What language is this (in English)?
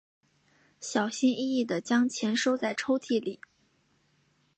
Chinese